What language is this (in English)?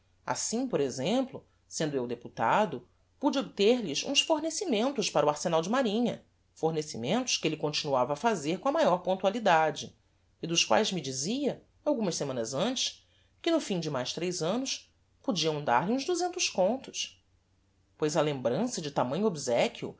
Portuguese